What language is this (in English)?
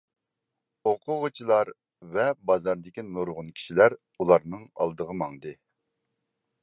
Uyghur